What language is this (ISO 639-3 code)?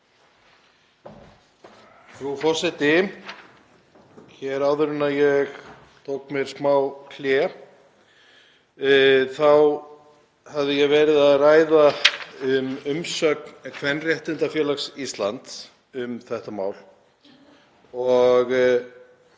isl